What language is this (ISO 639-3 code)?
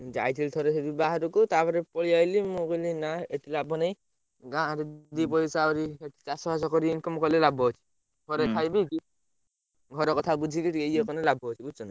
ori